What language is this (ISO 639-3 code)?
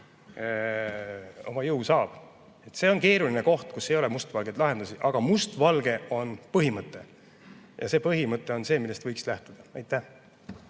est